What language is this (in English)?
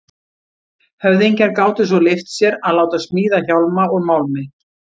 Icelandic